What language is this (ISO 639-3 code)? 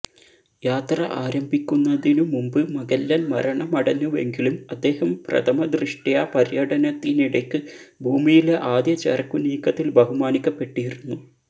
mal